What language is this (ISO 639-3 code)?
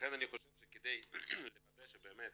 heb